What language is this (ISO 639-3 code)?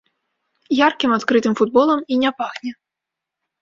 bel